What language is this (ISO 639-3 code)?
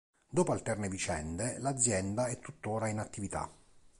ita